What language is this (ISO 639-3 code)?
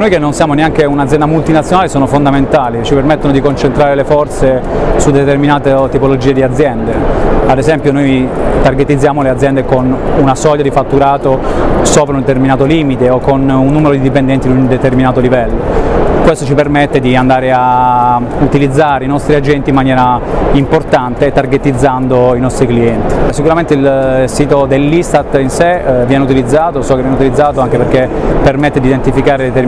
ita